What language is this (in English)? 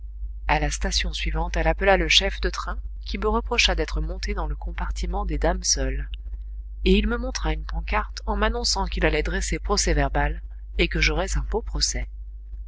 French